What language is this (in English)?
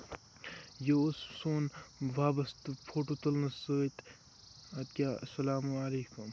Kashmiri